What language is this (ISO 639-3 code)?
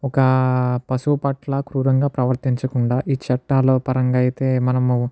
tel